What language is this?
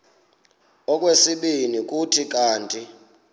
Xhosa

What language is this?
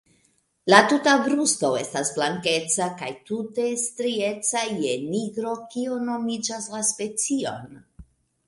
Esperanto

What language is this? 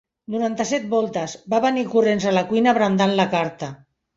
Catalan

